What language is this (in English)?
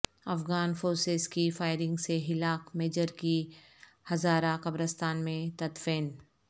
Urdu